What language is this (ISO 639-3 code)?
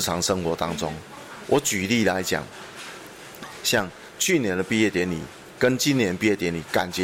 zho